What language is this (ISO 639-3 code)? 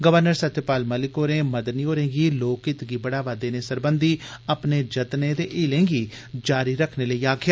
doi